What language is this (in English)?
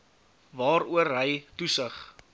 Afrikaans